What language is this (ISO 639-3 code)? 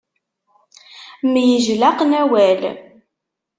kab